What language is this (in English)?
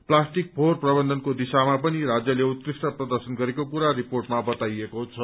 Nepali